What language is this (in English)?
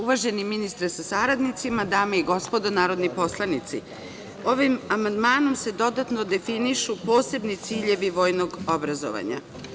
Serbian